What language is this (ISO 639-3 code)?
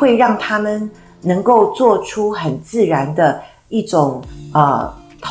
zho